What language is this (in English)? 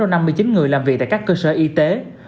Vietnamese